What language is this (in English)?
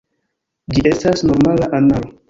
Esperanto